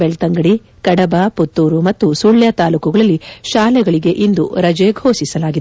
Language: Kannada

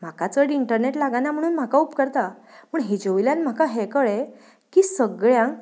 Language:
Konkani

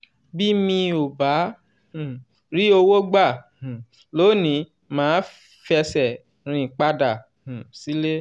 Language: Yoruba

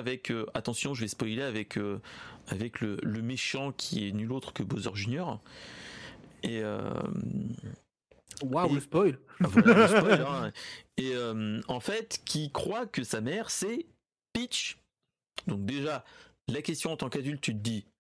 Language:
French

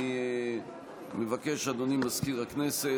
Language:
Hebrew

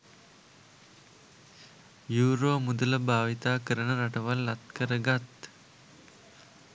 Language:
Sinhala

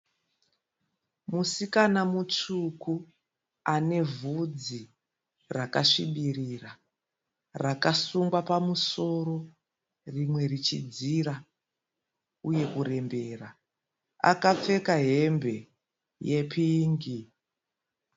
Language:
Shona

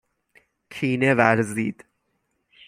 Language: Persian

